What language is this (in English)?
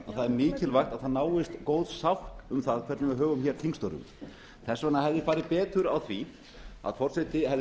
Icelandic